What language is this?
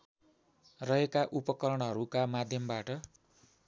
Nepali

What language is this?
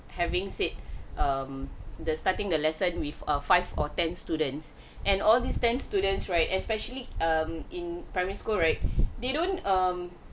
English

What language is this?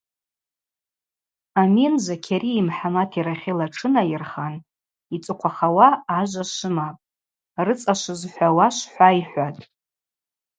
Abaza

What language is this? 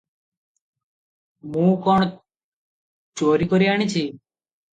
Odia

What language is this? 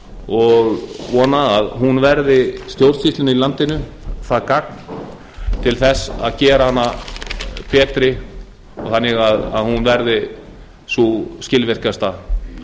Icelandic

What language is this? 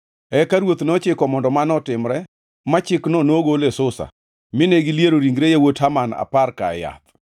Luo (Kenya and Tanzania)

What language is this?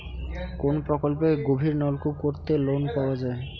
Bangla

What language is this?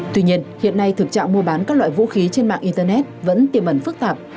Vietnamese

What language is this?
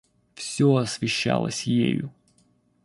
Russian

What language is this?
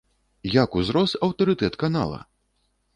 Belarusian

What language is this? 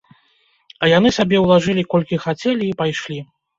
Belarusian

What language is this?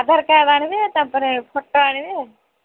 Odia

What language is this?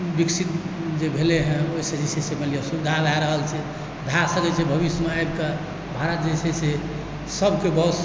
Maithili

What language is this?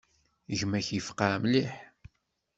Kabyle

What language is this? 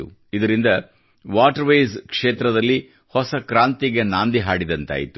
Kannada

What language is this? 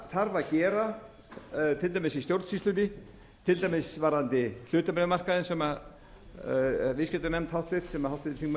Icelandic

